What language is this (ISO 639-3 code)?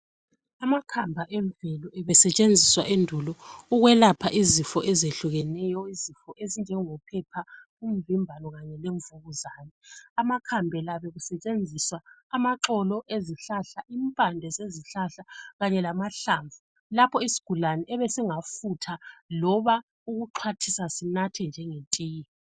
nde